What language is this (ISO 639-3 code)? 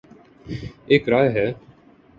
urd